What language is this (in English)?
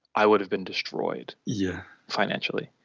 English